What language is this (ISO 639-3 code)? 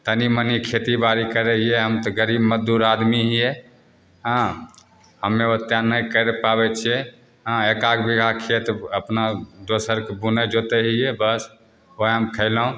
mai